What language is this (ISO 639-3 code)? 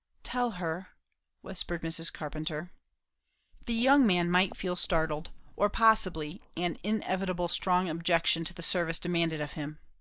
eng